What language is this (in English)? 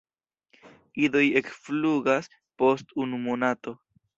Esperanto